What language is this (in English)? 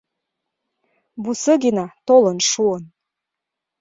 Mari